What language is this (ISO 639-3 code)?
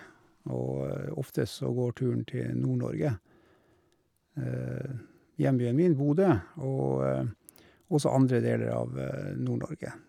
nor